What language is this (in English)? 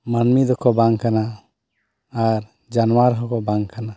Santali